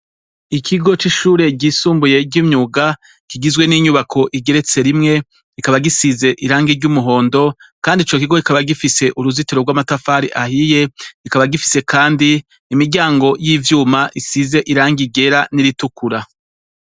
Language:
Rundi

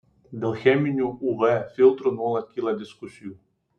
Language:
Lithuanian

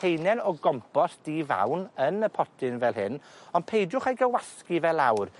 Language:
Welsh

